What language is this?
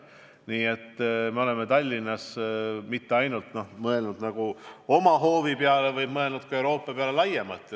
Estonian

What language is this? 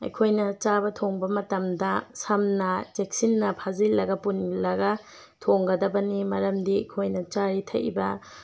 Manipuri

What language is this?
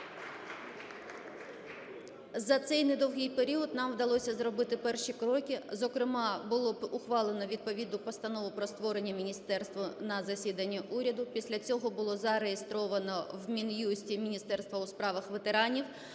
Ukrainian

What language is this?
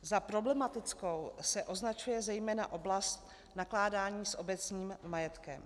Czech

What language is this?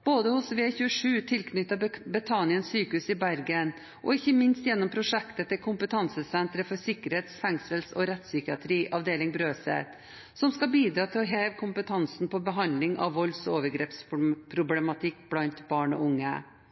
Norwegian Bokmål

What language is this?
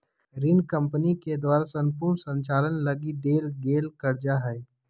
Magahi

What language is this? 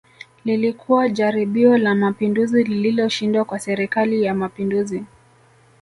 Swahili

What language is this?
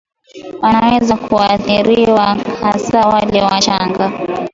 Swahili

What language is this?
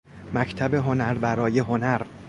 Persian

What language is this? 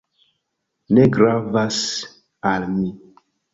Esperanto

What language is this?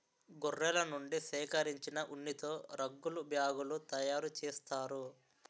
Telugu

